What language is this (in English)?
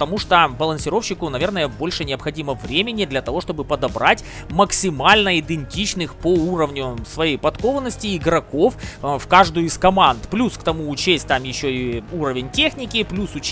Russian